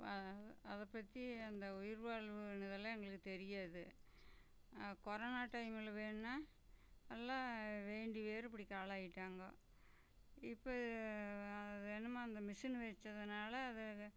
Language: Tamil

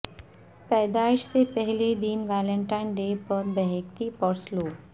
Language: Urdu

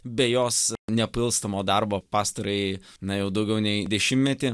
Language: Lithuanian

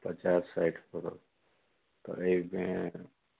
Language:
Maithili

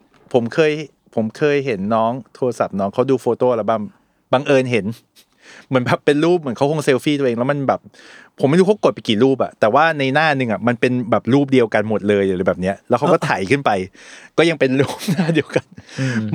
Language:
Thai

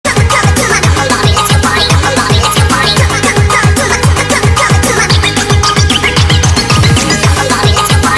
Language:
Indonesian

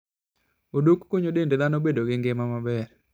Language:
Luo (Kenya and Tanzania)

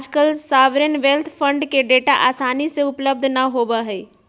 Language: Magahi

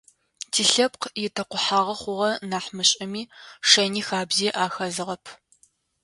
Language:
Adyghe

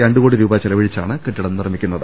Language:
Malayalam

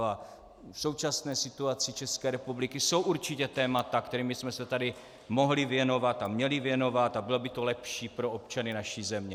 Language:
Czech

